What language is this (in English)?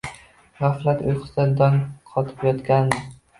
Uzbek